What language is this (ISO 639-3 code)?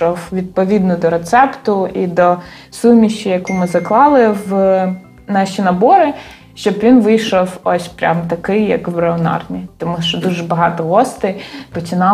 ukr